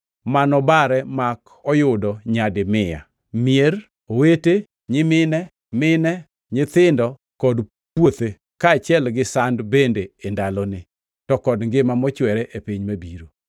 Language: Luo (Kenya and Tanzania)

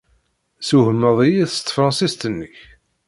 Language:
Kabyle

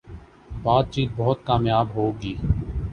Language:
Urdu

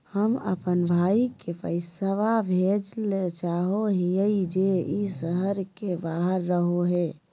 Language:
Magahi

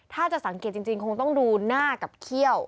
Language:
Thai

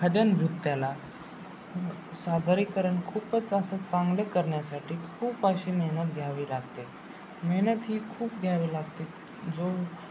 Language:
Marathi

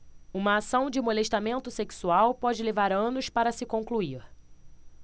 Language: Portuguese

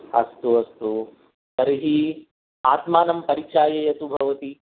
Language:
Sanskrit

